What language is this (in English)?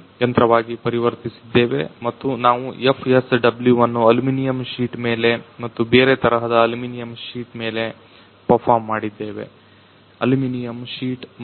Kannada